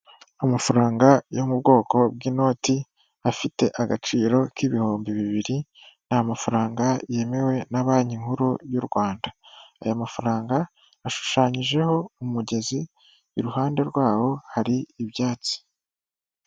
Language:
Kinyarwanda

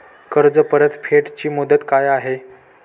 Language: Marathi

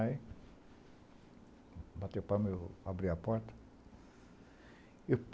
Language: Portuguese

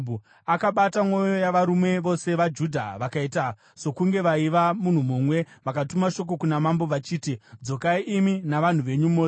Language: Shona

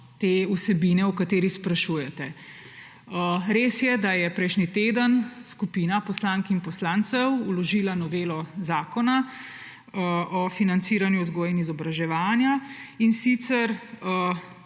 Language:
Slovenian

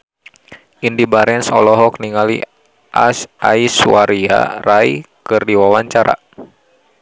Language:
Sundanese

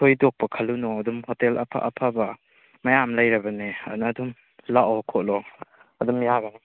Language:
Manipuri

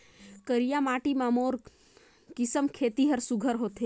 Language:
Chhattisgarhi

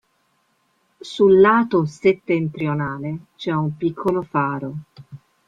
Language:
Italian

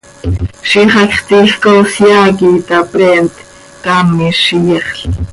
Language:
Seri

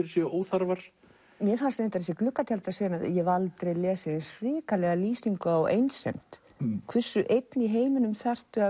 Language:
Icelandic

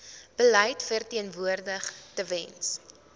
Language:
Afrikaans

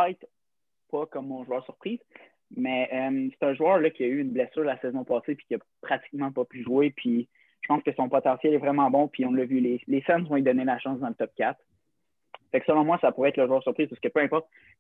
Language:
French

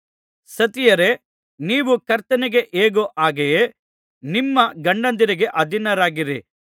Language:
Kannada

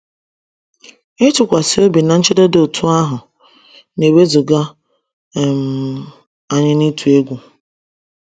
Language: Igbo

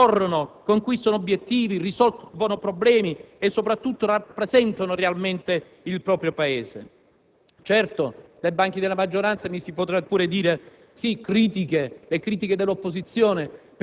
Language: Italian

